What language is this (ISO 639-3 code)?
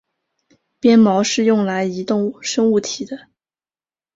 zho